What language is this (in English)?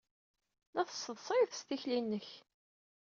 Kabyle